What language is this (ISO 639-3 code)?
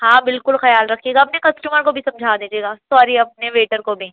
urd